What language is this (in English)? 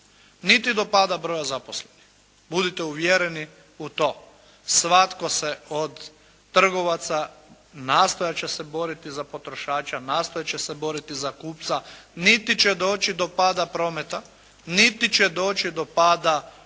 Croatian